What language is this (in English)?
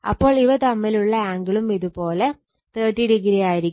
Malayalam